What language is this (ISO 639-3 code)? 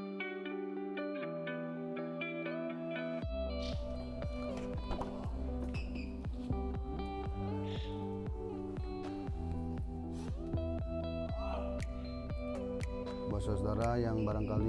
ind